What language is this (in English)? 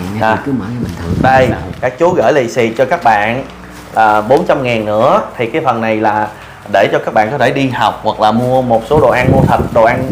Vietnamese